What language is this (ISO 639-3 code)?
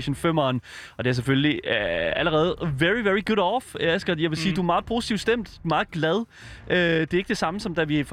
dan